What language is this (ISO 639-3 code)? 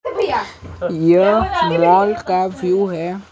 hin